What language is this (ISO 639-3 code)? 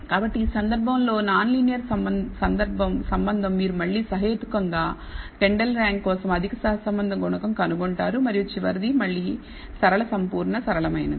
tel